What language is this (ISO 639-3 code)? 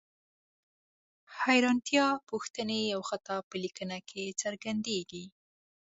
pus